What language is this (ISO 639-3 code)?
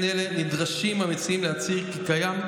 heb